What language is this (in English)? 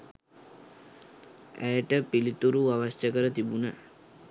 Sinhala